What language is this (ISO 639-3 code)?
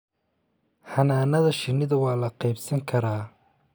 som